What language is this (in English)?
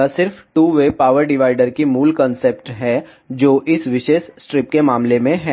Hindi